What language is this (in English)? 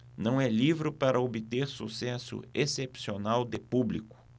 Portuguese